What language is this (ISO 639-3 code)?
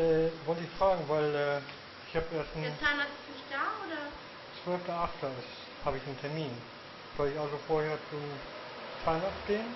deu